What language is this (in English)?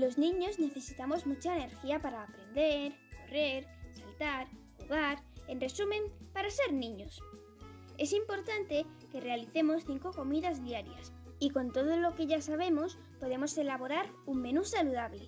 Spanish